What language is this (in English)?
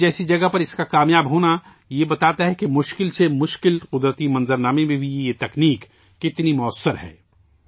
Urdu